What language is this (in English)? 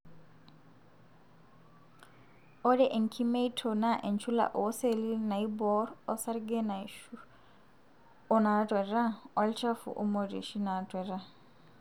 Masai